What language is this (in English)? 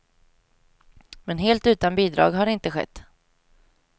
Swedish